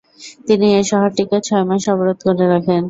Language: Bangla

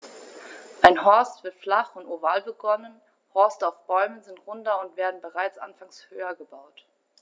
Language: German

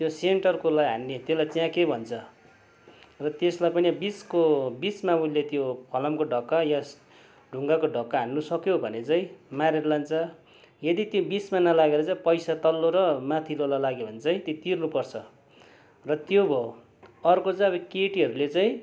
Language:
Nepali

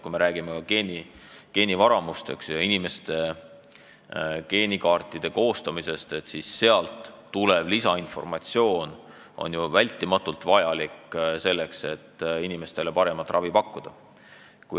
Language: Estonian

